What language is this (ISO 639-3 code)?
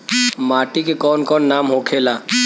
bho